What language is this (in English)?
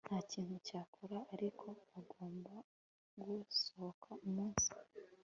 Kinyarwanda